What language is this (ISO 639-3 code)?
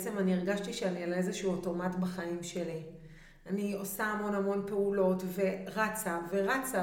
heb